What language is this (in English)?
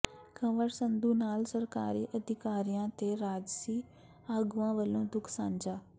Punjabi